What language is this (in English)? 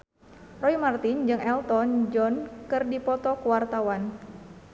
Sundanese